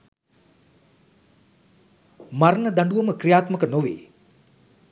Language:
Sinhala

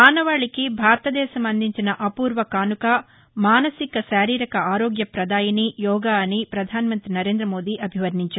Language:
Telugu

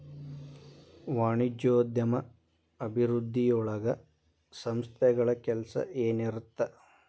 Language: Kannada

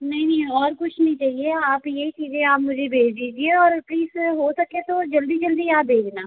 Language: Hindi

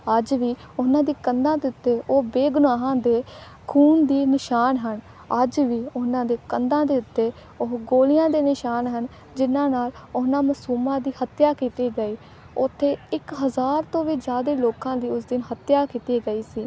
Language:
Punjabi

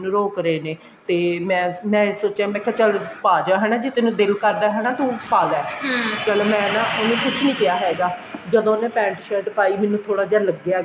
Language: Punjabi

